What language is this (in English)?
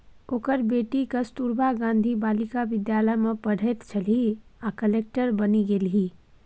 Maithili